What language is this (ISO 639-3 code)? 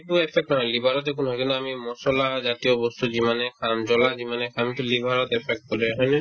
asm